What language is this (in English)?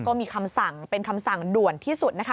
Thai